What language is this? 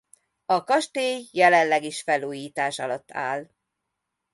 Hungarian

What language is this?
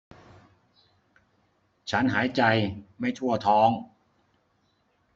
Thai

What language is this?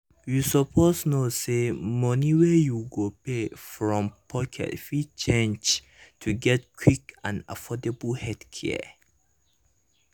Nigerian Pidgin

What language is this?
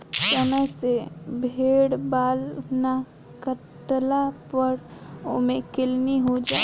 Bhojpuri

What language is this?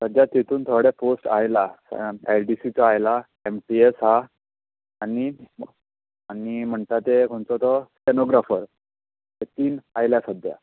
Konkani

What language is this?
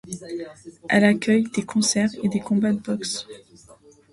French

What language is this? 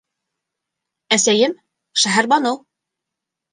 Bashkir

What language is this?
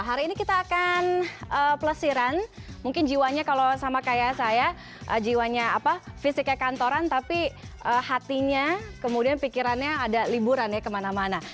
Indonesian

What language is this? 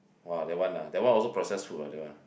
English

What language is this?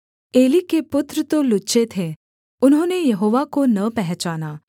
Hindi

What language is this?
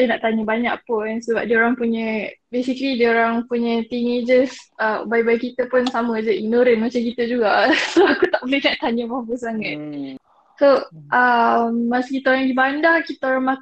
Malay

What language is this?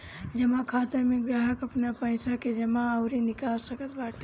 Bhojpuri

